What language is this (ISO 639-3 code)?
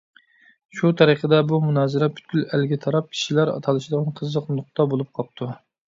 uig